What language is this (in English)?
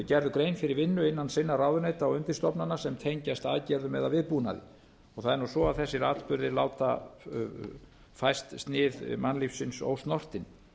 Icelandic